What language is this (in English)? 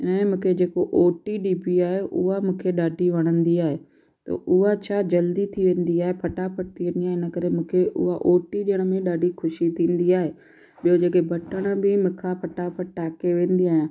Sindhi